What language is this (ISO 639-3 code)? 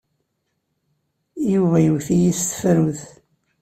kab